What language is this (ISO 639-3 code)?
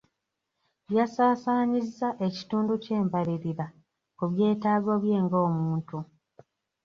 lug